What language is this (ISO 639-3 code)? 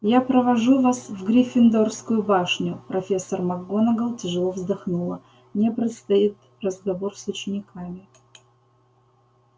rus